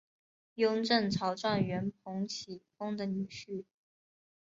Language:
Chinese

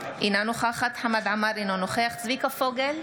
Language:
Hebrew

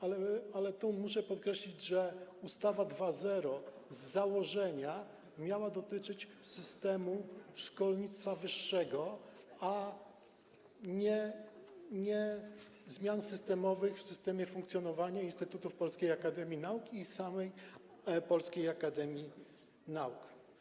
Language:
Polish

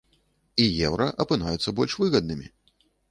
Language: Belarusian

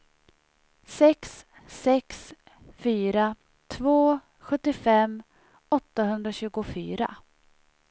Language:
Swedish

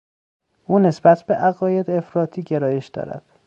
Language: Persian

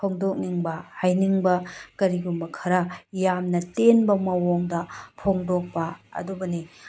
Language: Manipuri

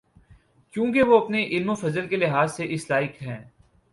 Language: Urdu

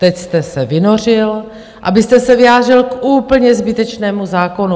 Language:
Czech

